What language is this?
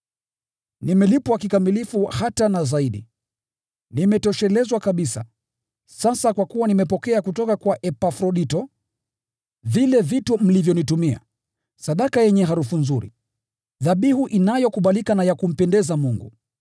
Swahili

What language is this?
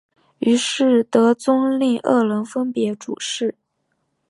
Chinese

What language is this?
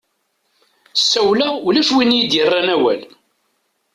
Kabyle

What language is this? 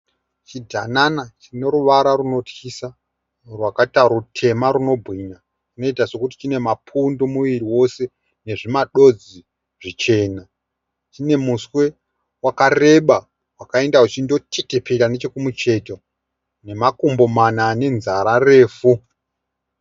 Shona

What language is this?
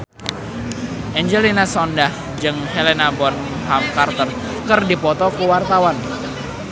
Sundanese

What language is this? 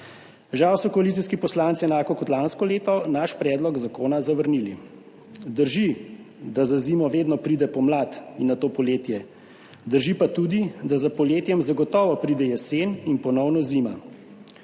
Slovenian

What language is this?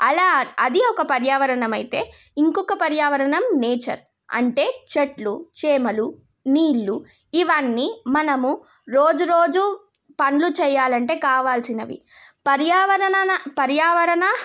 Telugu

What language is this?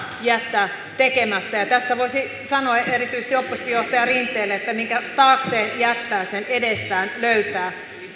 Finnish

